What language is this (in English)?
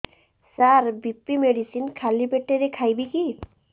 Odia